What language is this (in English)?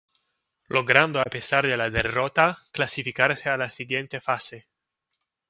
Spanish